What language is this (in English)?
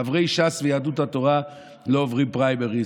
Hebrew